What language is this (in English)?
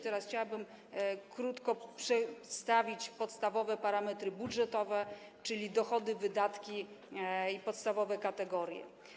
Polish